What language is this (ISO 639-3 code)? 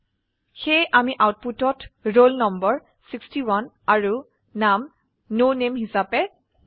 asm